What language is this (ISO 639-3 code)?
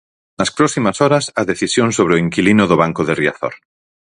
glg